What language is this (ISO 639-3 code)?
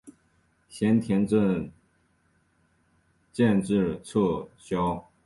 zho